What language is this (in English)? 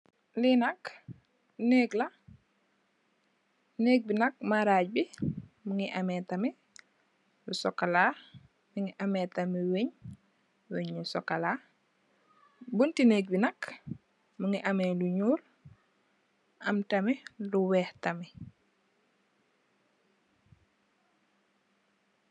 Wolof